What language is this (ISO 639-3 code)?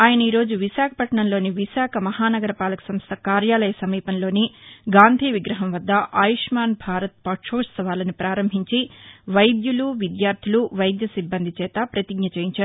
tel